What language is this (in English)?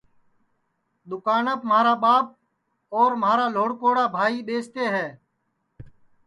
Sansi